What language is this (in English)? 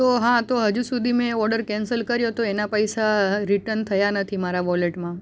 Gujarati